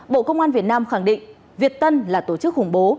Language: Vietnamese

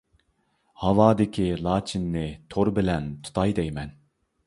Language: Uyghur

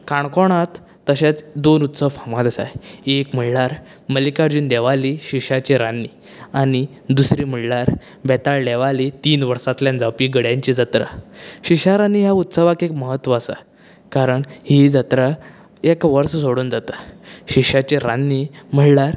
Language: Konkani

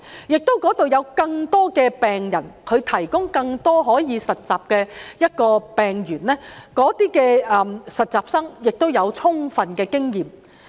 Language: Cantonese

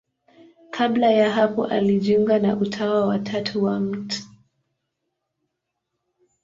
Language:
Swahili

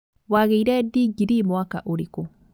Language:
Kikuyu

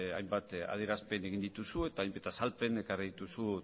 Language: Basque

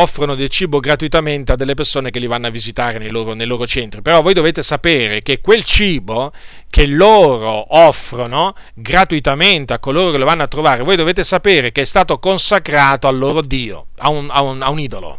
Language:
Italian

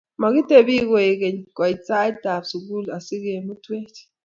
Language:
Kalenjin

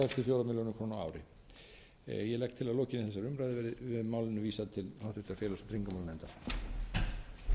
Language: Icelandic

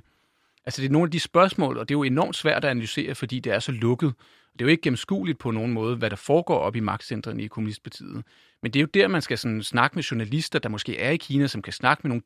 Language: Danish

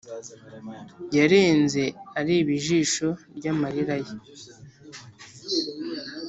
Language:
Kinyarwanda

